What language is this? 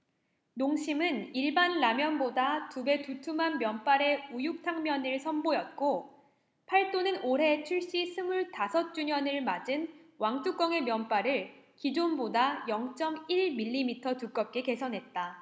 Korean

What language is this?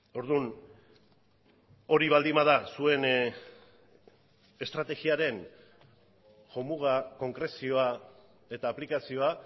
Basque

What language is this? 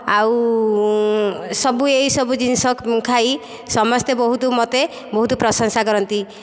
Odia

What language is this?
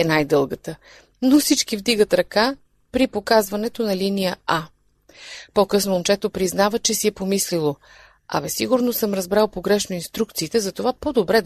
Bulgarian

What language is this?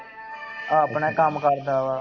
Punjabi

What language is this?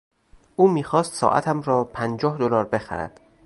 Persian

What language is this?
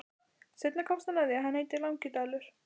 Icelandic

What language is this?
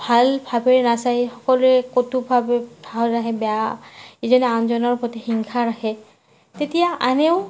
Assamese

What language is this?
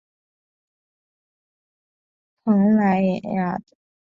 Chinese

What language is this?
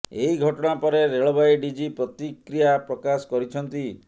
Odia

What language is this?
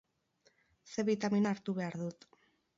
Basque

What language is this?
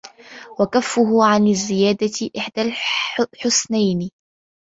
Arabic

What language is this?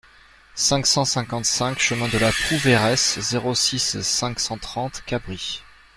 French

